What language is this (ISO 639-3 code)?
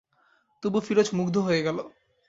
ben